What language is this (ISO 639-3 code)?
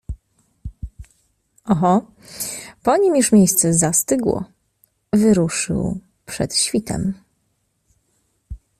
pol